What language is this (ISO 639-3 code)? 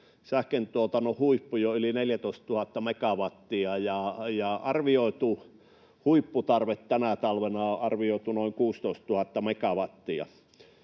fin